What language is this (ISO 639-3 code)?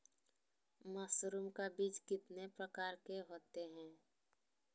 mag